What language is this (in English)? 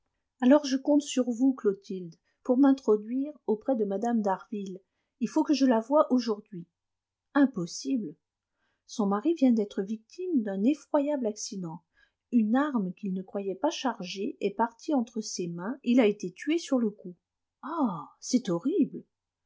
French